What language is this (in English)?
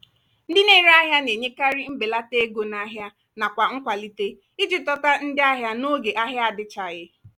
Igbo